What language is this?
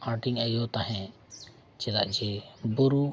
Santali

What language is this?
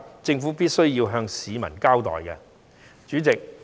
Cantonese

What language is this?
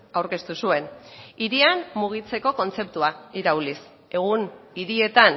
Basque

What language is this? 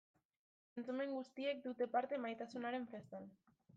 Basque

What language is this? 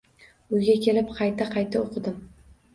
Uzbek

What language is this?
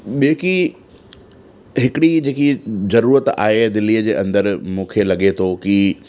Sindhi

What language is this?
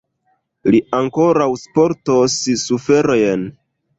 Esperanto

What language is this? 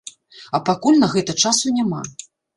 Belarusian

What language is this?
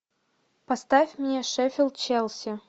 Russian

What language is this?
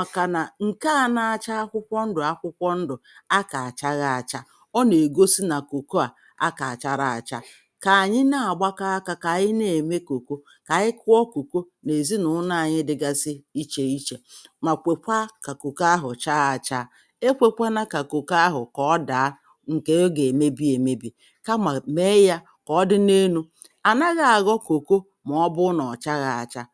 Igbo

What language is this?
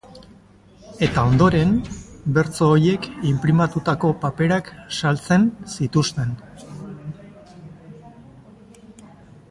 Basque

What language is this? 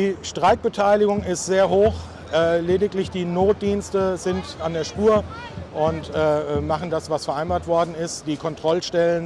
German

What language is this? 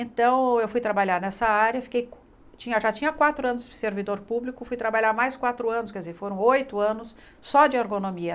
Portuguese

